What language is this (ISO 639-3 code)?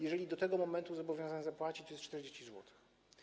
pol